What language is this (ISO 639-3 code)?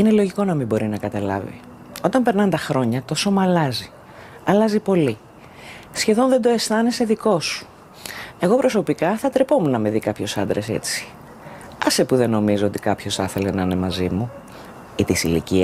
ell